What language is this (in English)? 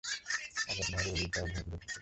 Bangla